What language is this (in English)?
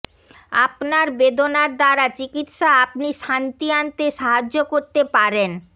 Bangla